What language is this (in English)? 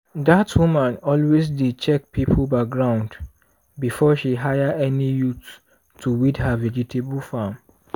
Nigerian Pidgin